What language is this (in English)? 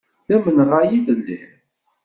Kabyle